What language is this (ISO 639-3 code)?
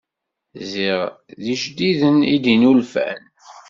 kab